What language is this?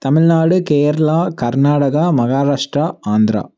Tamil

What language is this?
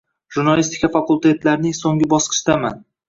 Uzbek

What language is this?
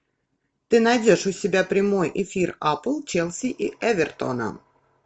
Russian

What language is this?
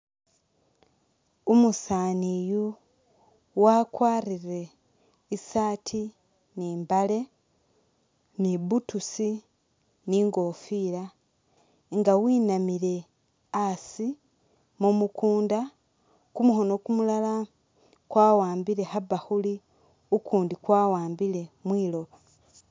Masaaba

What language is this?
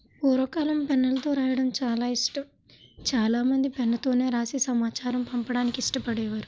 Telugu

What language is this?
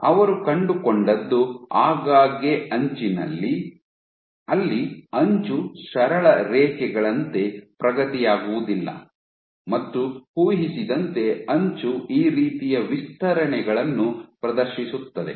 Kannada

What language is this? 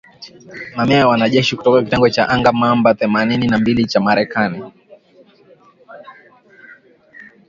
Swahili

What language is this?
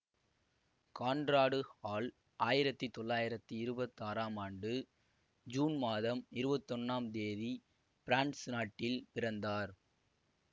Tamil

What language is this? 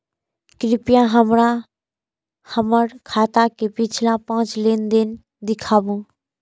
Maithili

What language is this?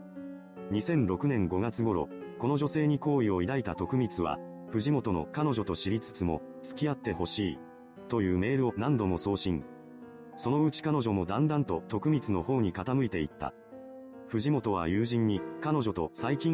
Japanese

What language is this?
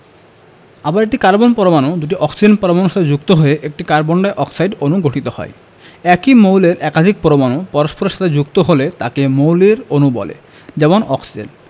Bangla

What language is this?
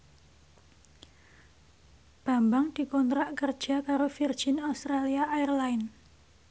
Javanese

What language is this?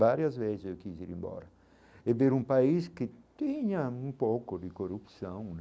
Portuguese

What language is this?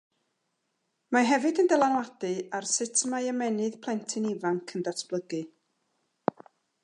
Welsh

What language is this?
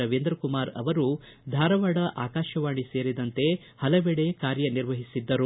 Kannada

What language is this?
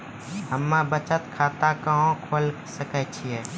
Maithili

